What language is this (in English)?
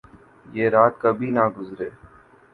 Urdu